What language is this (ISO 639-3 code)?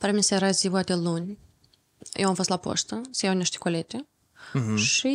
ron